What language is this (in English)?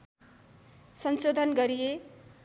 Nepali